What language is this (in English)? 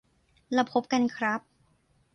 Thai